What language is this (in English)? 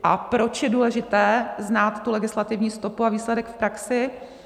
Czech